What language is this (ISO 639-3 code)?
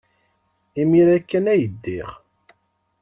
kab